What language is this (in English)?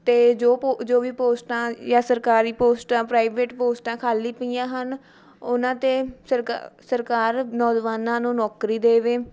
Punjabi